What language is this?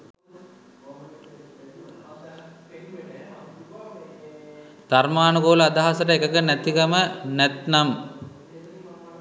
Sinhala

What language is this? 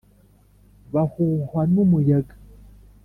Kinyarwanda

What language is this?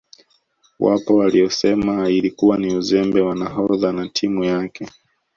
Swahili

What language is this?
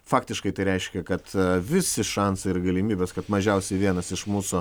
Lithuanian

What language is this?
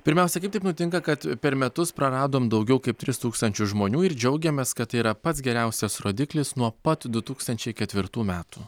Lithuanian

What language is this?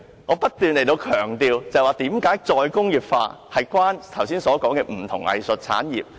Cantonese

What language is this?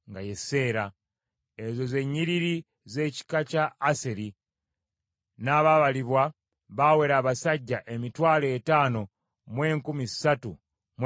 Ganda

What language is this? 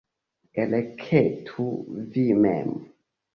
Esperanto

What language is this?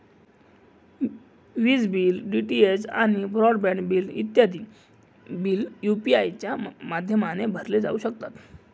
Marathi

